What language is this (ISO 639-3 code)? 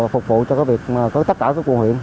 vie